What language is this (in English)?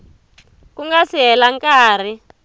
Tsonga